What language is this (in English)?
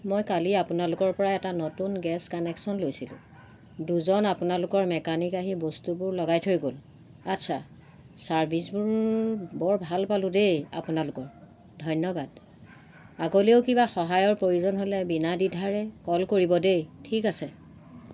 Assamese